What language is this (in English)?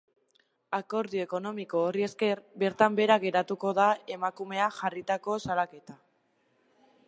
Basque